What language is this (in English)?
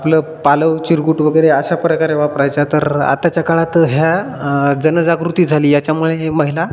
Marathi